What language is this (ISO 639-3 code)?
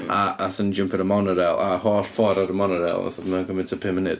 cym